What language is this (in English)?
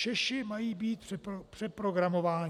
Czech